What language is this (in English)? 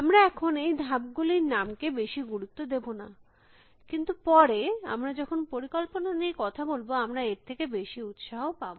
Bangla